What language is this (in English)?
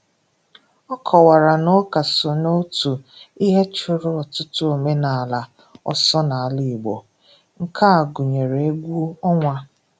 Igbo